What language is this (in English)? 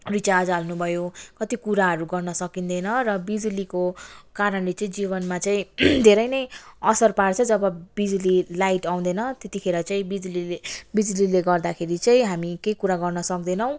Nepali